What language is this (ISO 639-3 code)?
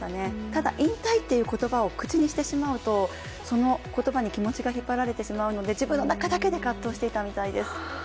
jpn